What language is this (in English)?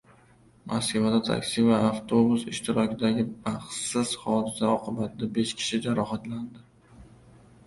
Uzbek